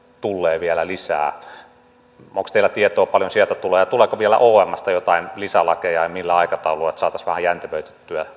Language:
Finnish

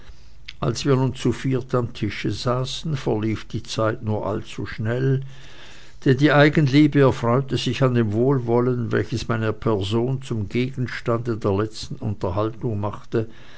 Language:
German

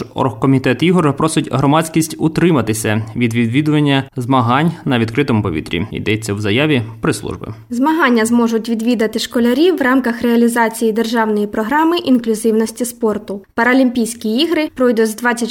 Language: Ukrainian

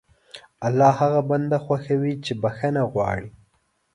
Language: Pashto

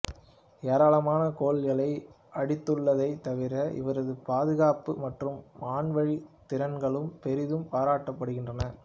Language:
Tamil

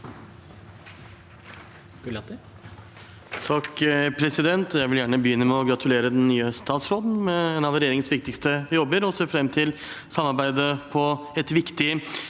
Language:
Norwegian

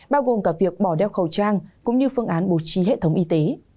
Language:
Vietnamese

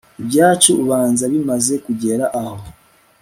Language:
Kinyarwanda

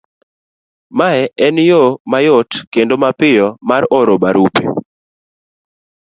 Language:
Luo (Kenya and Tanzania)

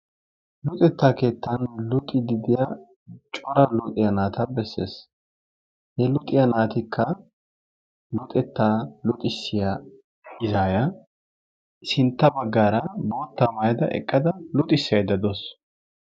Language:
Wolaytta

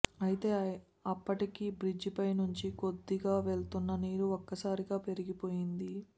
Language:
Telugu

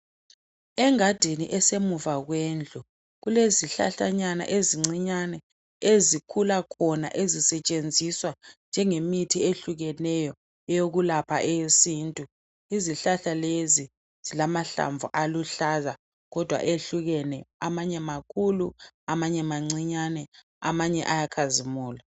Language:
North Ndebele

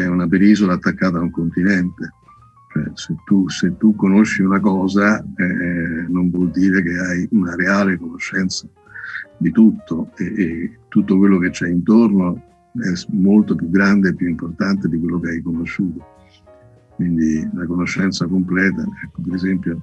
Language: Italian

